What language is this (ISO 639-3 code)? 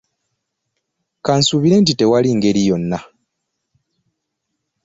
lug